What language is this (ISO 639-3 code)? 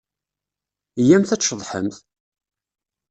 kab